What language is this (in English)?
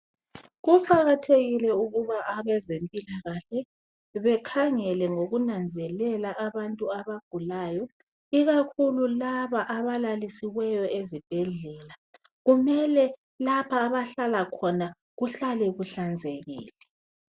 North Ndebele